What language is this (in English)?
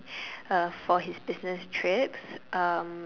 English